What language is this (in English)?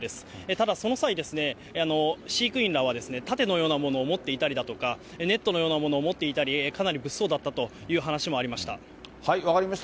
Japanese